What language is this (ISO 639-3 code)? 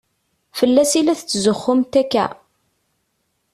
kab